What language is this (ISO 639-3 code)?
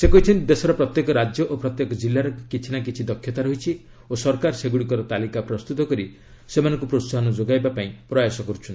ori